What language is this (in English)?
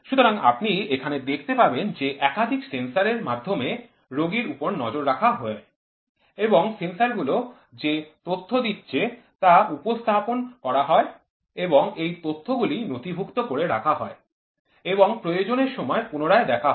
Bangla